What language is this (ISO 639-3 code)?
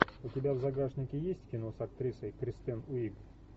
rus